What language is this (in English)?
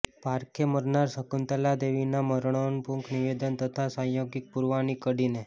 Gujarati